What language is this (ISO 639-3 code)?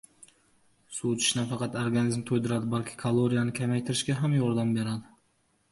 uzb